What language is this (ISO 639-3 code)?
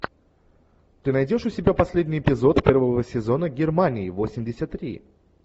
rus